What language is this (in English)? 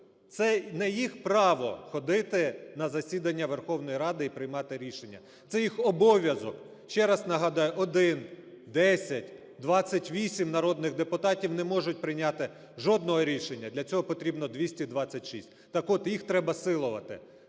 Ukrainian